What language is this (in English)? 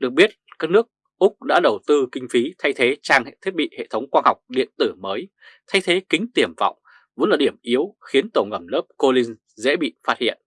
Vietnamese